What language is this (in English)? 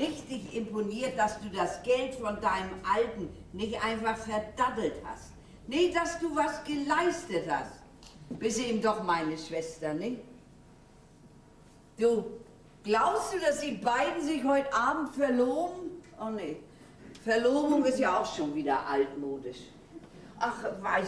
German